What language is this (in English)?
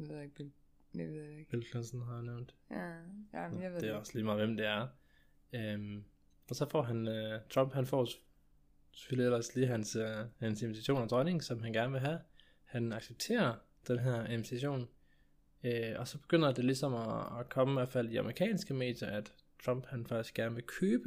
Danish